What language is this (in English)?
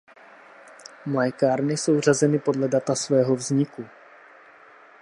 Czech